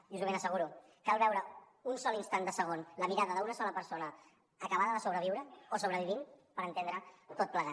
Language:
Catalan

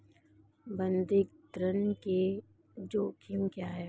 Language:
Hindi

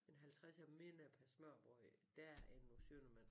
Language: Danish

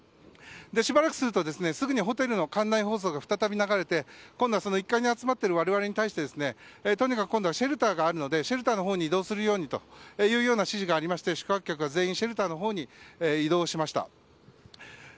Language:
Japanese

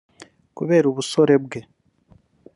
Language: Kinyarwanda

